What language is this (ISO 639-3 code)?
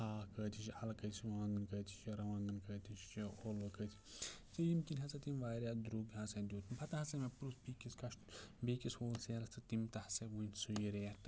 kas